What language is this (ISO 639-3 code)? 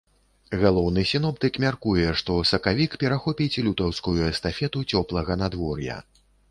bel